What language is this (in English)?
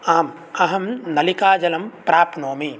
Sanskrit